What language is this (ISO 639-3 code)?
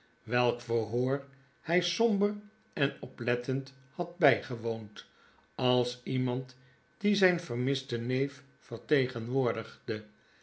nld